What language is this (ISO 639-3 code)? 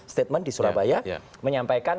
ind